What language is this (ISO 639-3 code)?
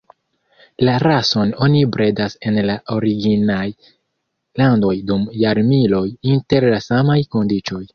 epo